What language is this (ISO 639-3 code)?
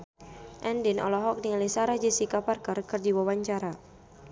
sun